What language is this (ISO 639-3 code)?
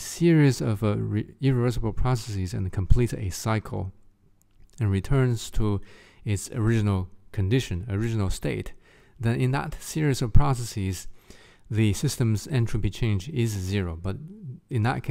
eng